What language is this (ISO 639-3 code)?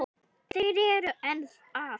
isl